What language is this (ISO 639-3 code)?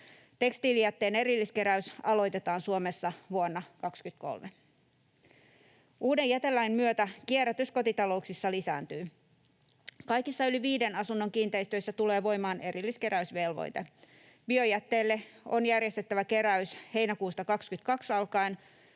fin